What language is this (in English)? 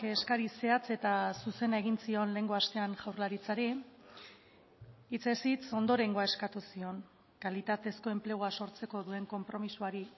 Basque